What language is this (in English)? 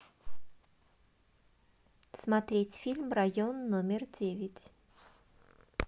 Russian